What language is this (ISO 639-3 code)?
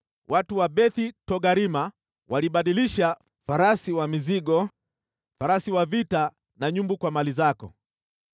swa